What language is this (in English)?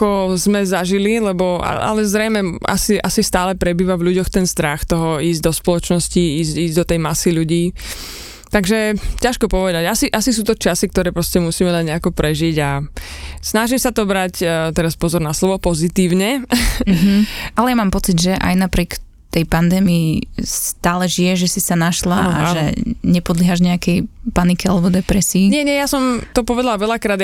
Slovak